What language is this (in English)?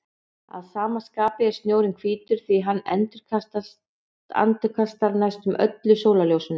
Icelandic